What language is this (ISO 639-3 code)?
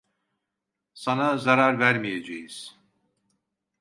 tur